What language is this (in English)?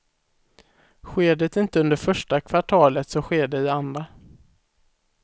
Swedish